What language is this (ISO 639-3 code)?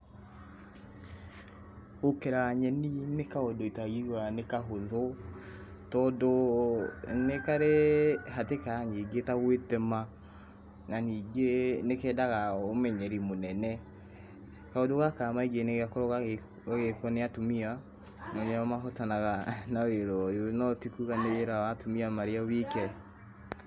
kik